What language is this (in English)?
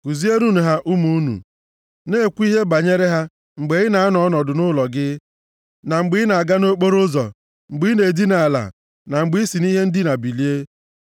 Igbo